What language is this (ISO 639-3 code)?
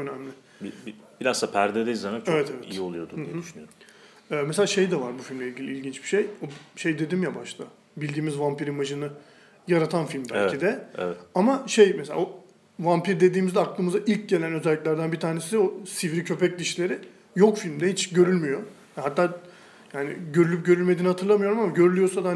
tur